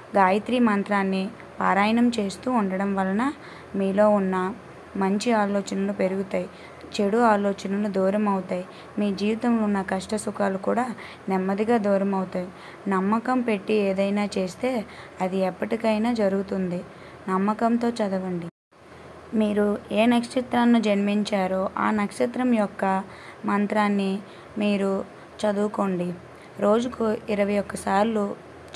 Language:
Telugu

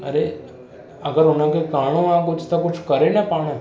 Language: Sindhi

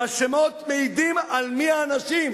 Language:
Hebrew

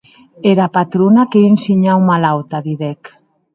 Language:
Occitan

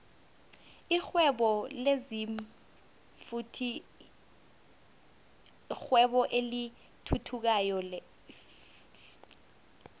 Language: South Ndebele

